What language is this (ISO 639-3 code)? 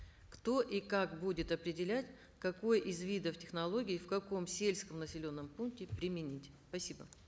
kaz